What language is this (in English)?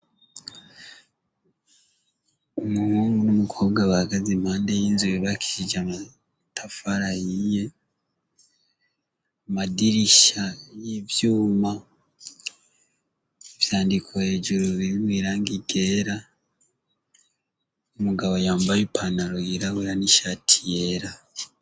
Rundi